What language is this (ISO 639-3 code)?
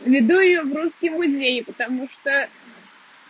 rus